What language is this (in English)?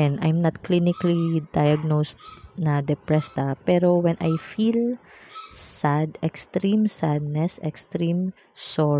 Filipino